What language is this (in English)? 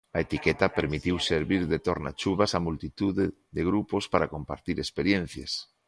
Galician